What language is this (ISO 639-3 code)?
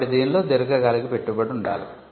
tel